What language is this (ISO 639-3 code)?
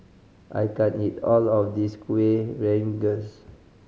eng